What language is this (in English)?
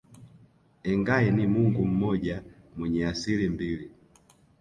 Swahili